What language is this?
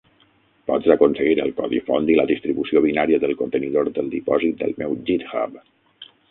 Catalan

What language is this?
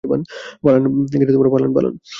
Bangla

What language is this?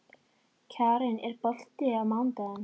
Icelandic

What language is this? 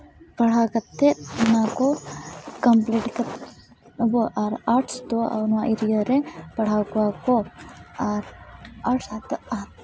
Santali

